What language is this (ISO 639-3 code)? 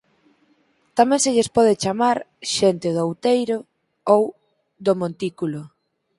glg